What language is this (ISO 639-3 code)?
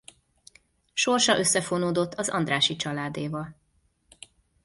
hun